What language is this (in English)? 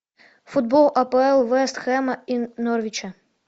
Russian